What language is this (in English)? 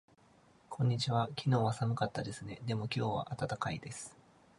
Japanese